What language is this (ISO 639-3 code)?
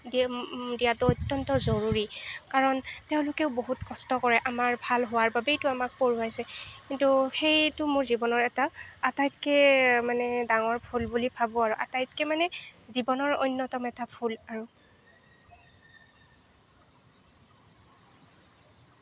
asm